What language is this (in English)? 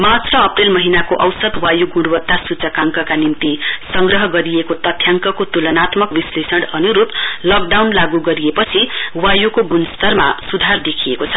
Nepali